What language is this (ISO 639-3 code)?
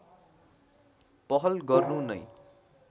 nep